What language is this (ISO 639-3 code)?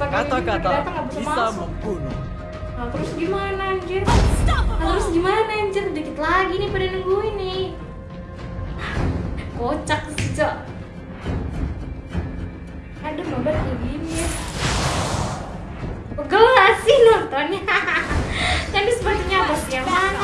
ind